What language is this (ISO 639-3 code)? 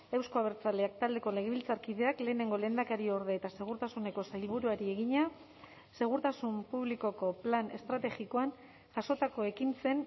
eus